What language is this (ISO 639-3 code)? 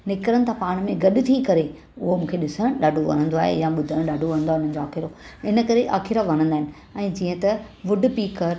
snd